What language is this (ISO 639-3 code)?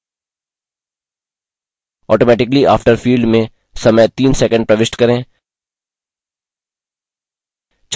hin